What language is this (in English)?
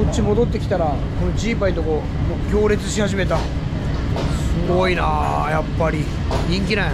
Japanese